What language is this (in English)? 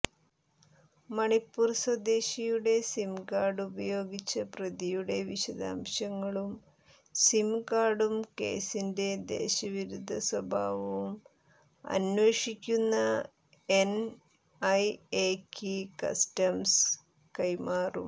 Malayalam